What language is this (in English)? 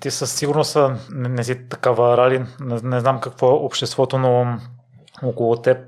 Bulgarian